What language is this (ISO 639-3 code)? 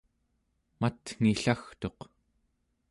esu